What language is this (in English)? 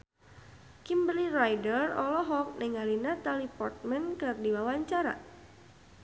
Sundanese